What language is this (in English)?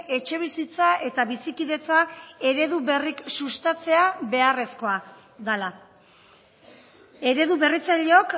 Basque